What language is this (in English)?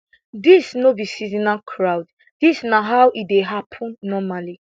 Nigerian Pidgin